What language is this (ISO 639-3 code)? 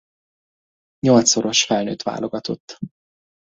hun